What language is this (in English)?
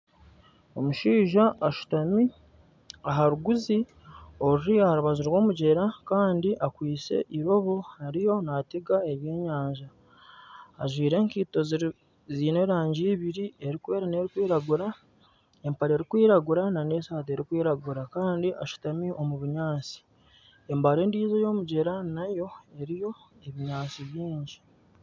Nyankole